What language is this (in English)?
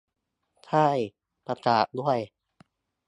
Thai